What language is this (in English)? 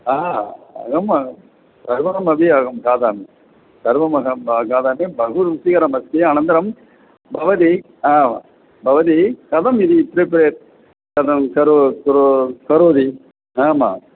Sanskrit